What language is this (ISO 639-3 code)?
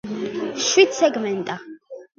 kat